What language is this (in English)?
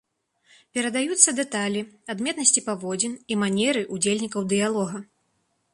Belarusian